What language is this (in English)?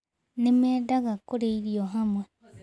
Kikuyu